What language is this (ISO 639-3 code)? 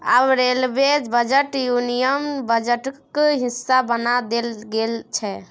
mai